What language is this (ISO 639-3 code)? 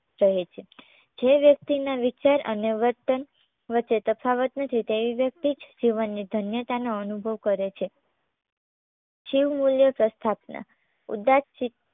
guj